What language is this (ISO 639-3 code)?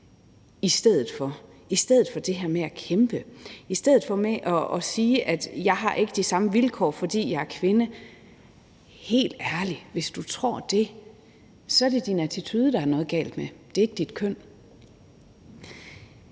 dan